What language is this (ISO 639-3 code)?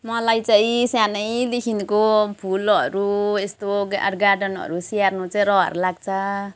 nep